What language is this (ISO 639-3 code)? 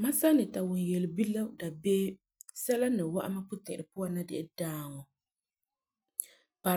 gur